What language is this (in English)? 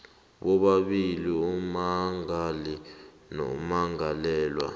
South Ndebele